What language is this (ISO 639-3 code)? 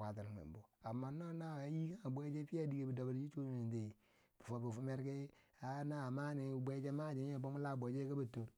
bsj